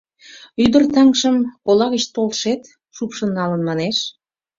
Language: Mari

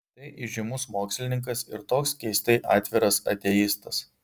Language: Lithuanian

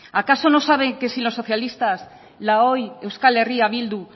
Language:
Spanish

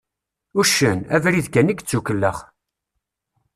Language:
Kabyle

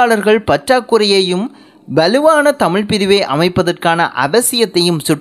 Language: Tamil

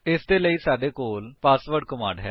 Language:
Punjabi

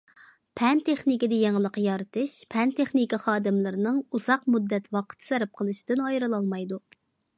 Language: Uyghur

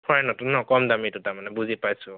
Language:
Assamese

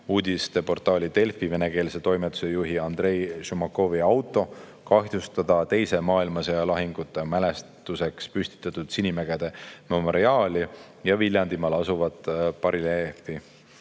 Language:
Estonian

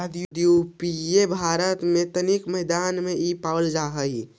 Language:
Magahi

